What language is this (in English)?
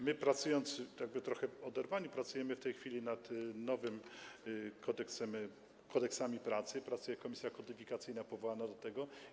Polish